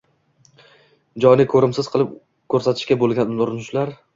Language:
Uzbek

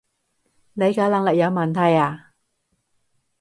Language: Cantonese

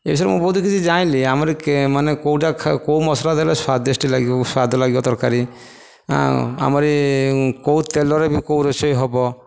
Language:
Odia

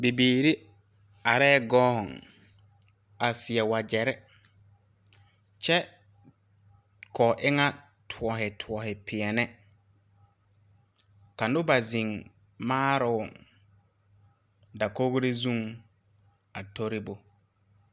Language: Southern Dagaare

